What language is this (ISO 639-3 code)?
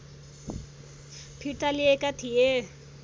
nep